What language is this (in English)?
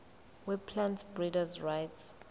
Zulu